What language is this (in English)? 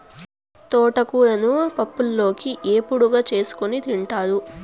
Telugu